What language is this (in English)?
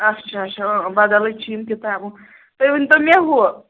Kashmiri